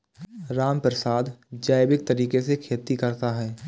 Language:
Hindi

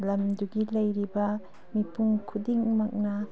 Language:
Manipuri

